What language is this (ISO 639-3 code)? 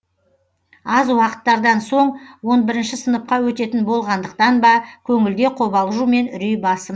kaz